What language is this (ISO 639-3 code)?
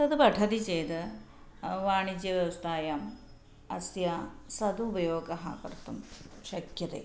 san